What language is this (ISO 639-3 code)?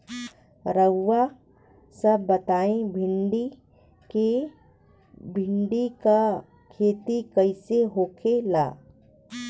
bho